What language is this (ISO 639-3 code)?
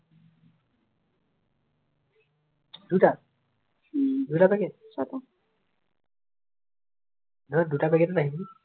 asm